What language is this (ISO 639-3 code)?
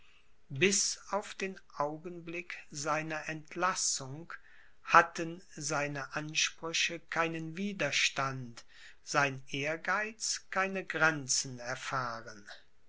deu